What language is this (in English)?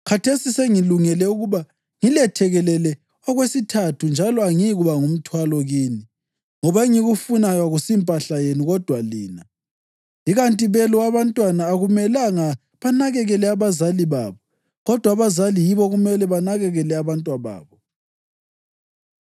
North Ndebele